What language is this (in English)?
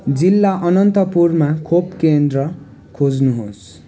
Nepali